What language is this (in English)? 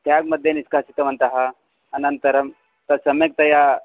Sanskrit